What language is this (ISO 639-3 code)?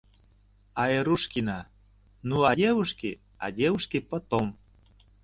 chm